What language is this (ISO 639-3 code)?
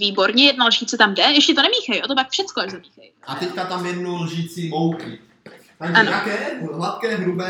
ces